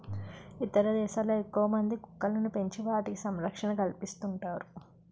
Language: Telugu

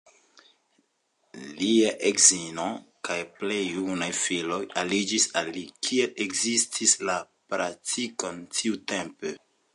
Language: Esperanto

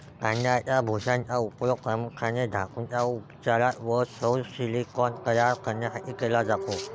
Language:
Marathi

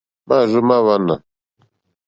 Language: Mokpwe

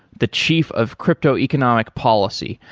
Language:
English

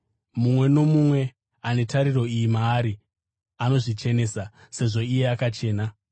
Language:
Shona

